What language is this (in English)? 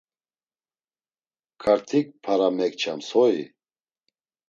Laz